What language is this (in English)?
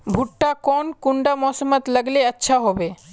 Magahi